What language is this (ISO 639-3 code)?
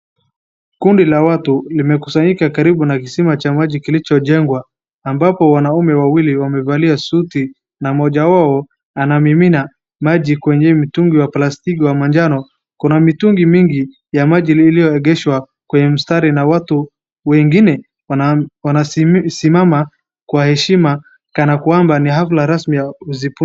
swa